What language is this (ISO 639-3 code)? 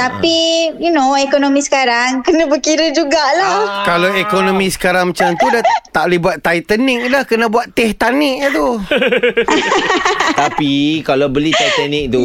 msa